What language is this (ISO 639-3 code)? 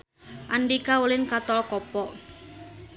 sun